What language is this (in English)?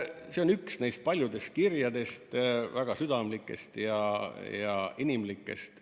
Estonian